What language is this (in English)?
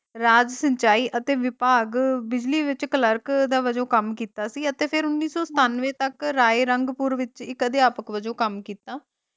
Punjabi